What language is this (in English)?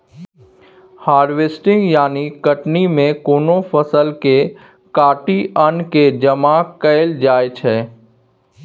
Maithili